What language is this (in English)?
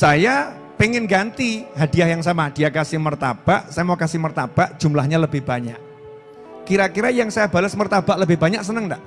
Indonesian